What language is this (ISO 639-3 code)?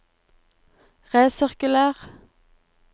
nor